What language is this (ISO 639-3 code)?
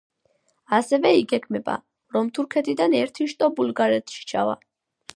kat